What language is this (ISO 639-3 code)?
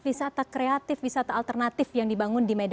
ind